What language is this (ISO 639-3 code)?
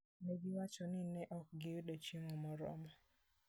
luo